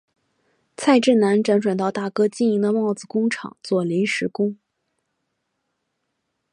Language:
Chinese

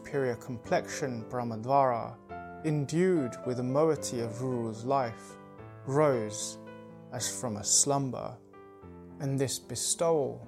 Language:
English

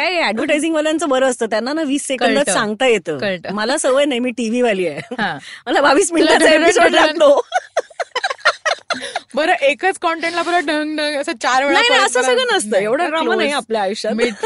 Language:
Marathi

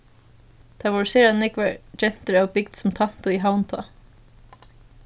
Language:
Faroese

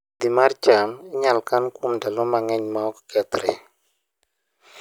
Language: Luo (Kenya and Tanzania)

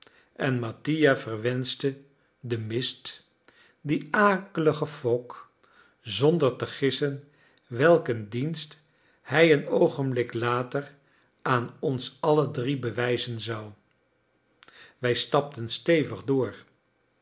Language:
Dutch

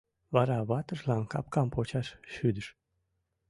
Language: Mari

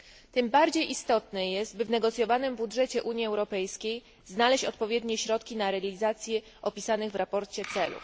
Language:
Polish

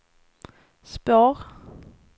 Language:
Swedish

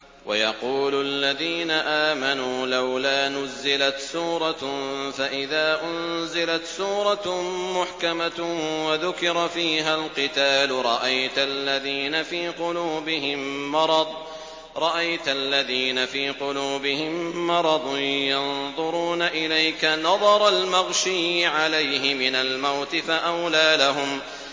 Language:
Arabic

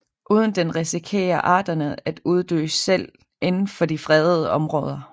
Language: Danish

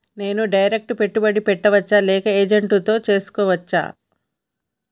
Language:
Telugu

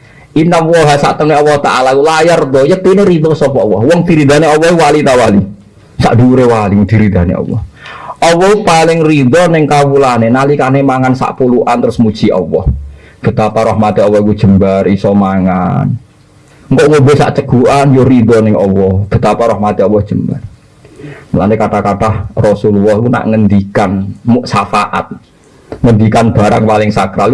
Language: Indonesian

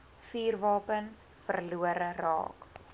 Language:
Afrikaans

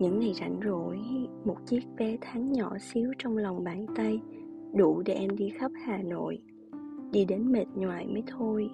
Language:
Vietnamese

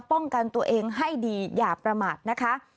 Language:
Thai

